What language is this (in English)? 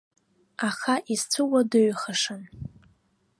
Abkhazian